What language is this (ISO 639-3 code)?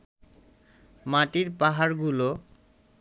ben